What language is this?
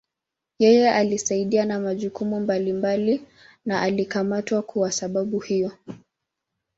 Swahili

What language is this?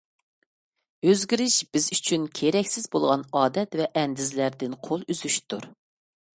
Uyghur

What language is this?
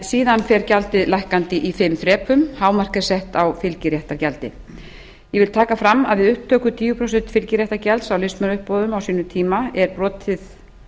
Icelandic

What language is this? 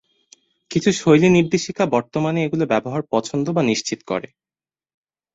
Bangla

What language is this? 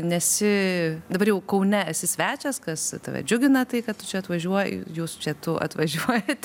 Lithuanian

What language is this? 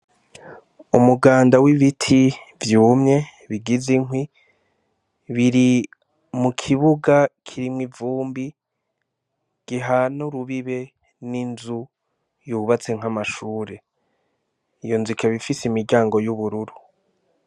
Rundi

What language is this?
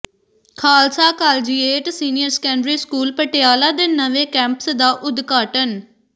Punjabi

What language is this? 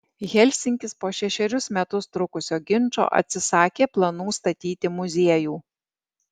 Lithuanian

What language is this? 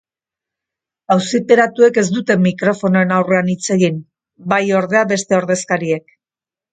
Basque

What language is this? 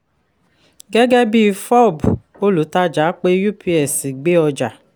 Yoruba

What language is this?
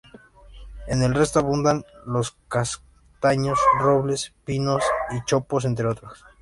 Spanish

